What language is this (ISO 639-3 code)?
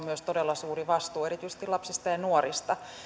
fin